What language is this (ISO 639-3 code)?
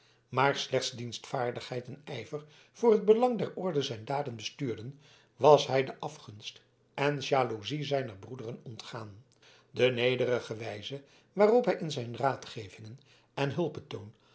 nld